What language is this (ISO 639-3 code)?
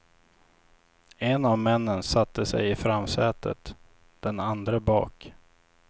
swe